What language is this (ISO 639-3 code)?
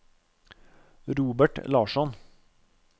nor